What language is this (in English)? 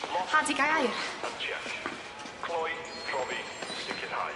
Welsh